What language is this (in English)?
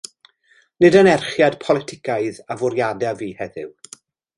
Welsh